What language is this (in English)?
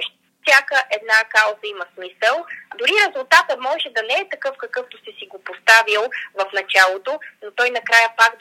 Bulgarian